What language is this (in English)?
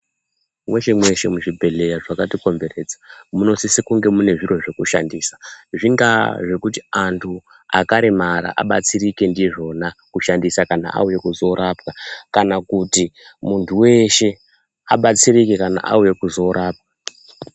Ndau